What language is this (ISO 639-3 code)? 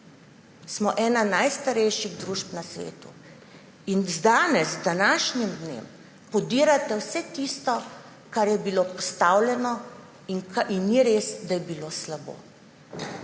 slv